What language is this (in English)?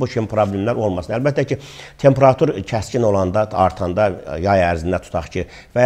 Turkish